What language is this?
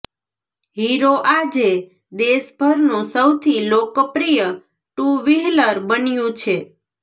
Gujarati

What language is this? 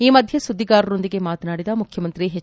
Kannada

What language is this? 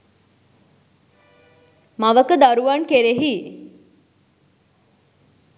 Sinhala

